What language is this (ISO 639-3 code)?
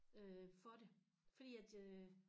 dan